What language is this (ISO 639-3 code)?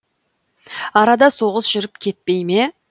kaz